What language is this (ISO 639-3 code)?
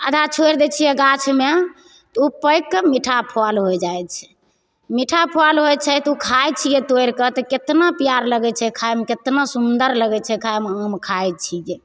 mai